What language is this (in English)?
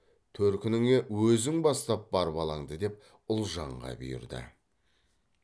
Kazakh